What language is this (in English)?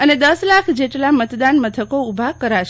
Gujarati